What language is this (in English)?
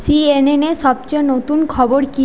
Bangla